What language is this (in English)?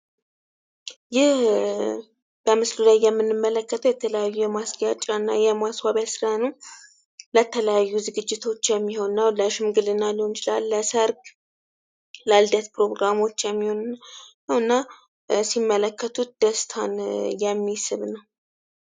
Amharic